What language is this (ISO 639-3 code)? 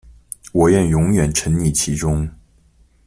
zho